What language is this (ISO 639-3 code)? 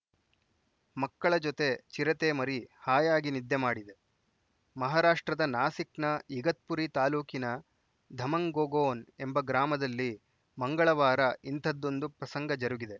kan